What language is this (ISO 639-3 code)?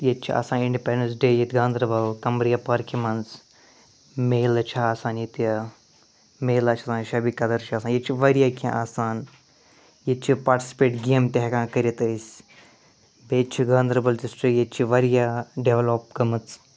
kas